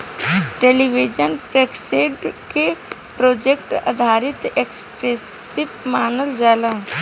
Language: Bhojpuri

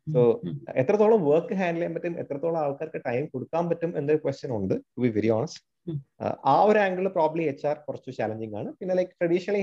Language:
Malayalam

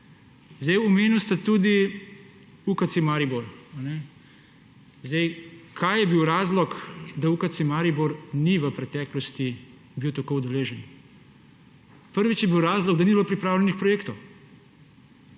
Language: Slovenian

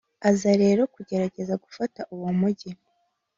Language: Kinyarwanda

